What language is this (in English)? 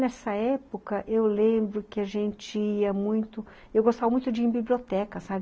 Portuguese